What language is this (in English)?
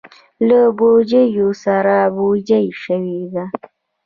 Pashto